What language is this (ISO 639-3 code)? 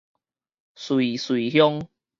nan